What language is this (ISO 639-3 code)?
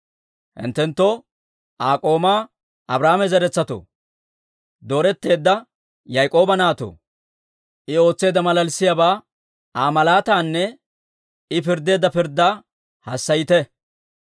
dwr